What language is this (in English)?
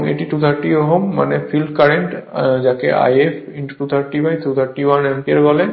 Bangla